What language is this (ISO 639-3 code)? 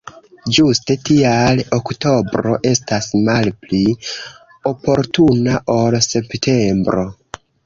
epo